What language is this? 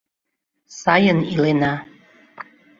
Mari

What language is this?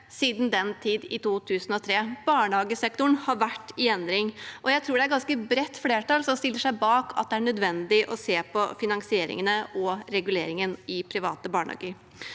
Norwegian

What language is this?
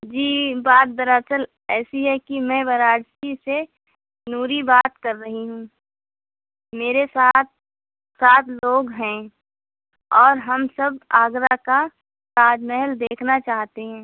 Urdu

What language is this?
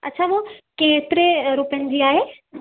Sindhi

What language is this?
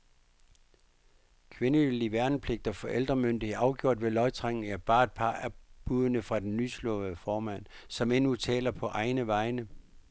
Danish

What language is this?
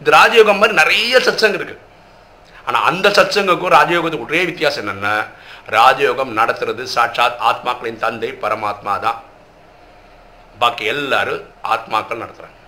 Tamil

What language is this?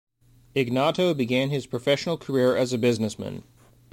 English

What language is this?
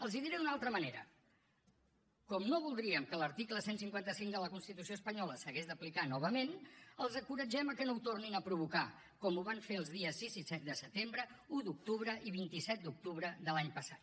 Catalan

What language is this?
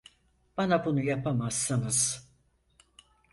Turkish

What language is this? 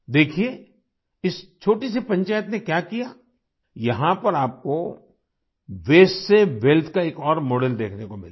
Hindi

